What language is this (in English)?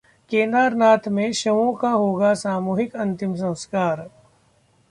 Hindi